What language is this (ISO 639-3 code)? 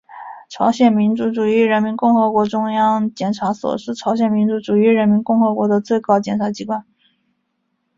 zho